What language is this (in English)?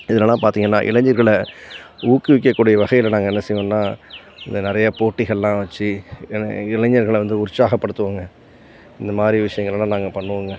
Tamil